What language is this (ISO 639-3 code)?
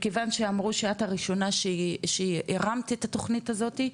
heb